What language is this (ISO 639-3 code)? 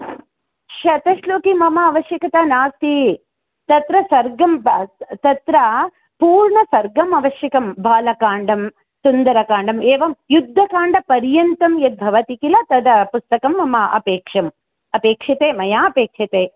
san